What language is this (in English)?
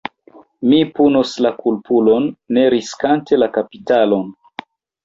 Esperanto